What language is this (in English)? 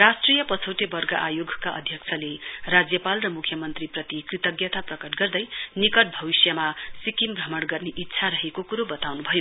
Nepali